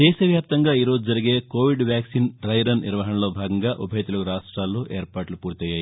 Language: Telugu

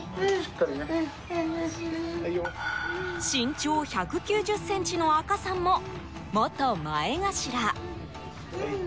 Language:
Japanese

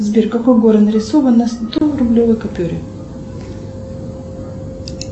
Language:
Russian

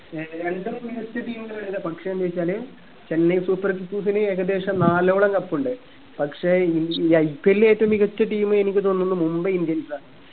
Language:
Malayalam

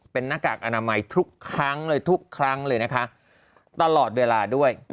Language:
Thai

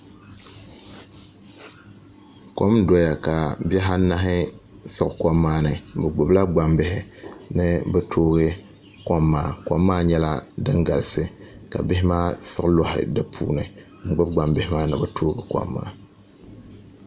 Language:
Dagbani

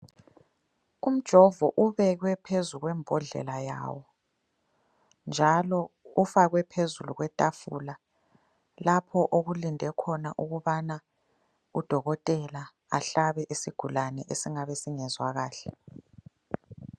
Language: North Ndebele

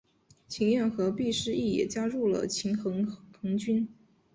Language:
Chinese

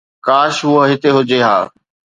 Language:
Sindhi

